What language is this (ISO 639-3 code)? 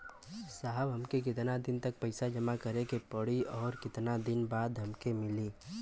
bho